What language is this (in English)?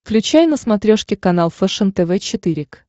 Russian